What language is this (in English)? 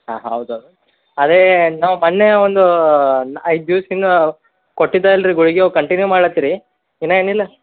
Kannada